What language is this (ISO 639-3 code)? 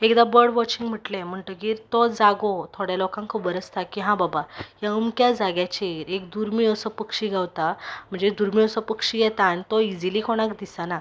kok